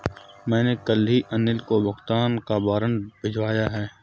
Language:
Hindi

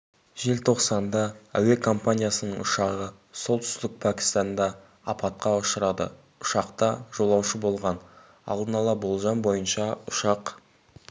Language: Kazakh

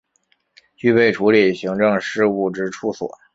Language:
Chinese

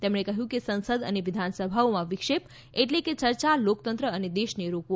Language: Gujarati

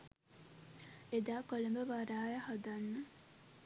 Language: Sinhala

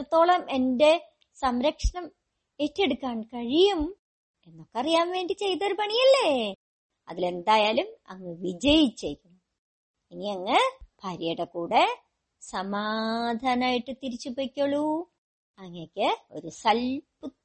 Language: Malayalam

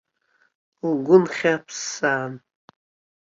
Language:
Abkhazian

